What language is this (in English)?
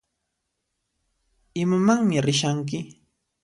Puno Quechua